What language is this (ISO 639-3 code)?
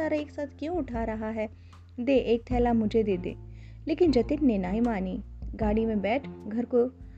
hin